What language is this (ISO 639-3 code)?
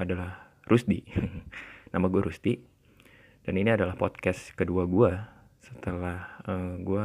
ind